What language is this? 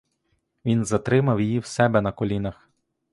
Ukrainian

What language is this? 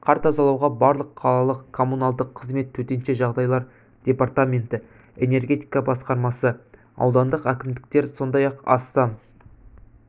Kazakh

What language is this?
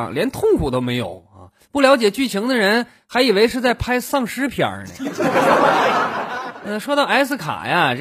Chinese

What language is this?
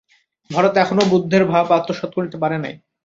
Bangla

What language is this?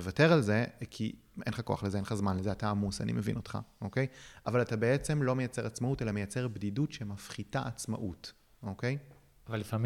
Hebrew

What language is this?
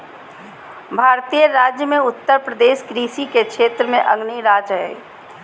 Magahi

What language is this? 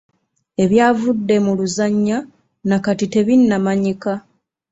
Ganda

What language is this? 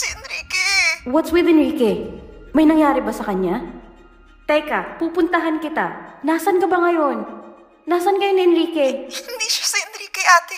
Filipino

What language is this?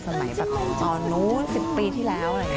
Thai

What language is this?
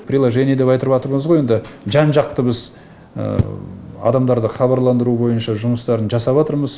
Kazakh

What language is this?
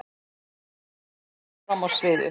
Icelandic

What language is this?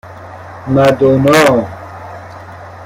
Persian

